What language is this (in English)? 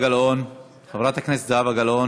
Hebrew